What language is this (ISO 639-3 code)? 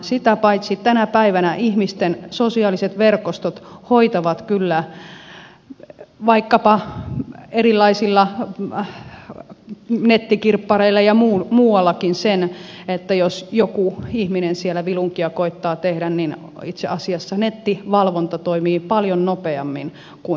fin